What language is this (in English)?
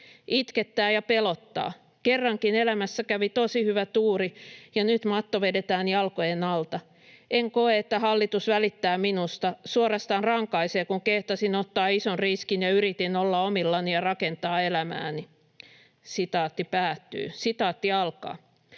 Finnish